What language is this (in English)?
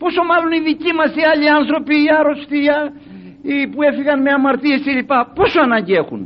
Greek